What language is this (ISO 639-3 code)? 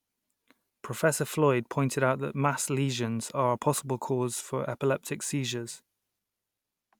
eng